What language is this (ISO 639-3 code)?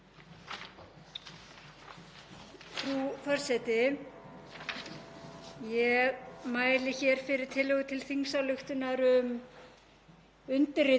isl